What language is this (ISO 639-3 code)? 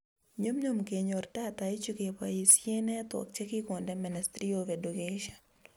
kln